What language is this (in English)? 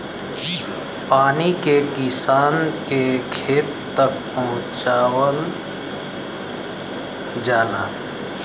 Bhojpuri